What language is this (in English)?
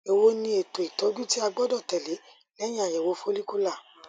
Yoruba